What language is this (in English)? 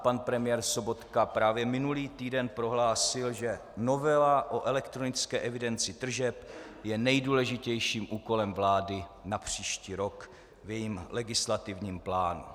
Czech